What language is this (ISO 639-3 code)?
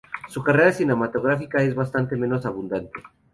spa